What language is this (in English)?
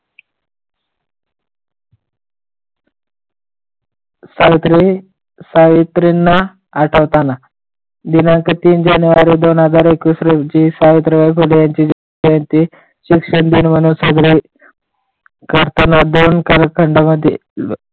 Marathi